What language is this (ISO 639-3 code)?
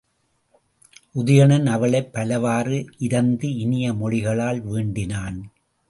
tam